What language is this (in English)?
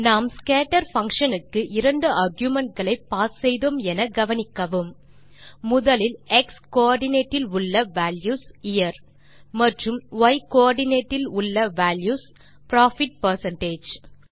Tamil